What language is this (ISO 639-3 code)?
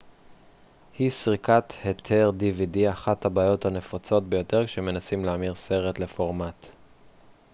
heb